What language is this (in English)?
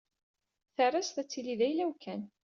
Kabyle